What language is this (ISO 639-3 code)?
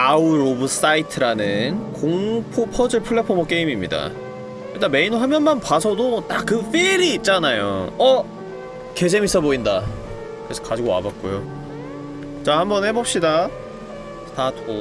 kor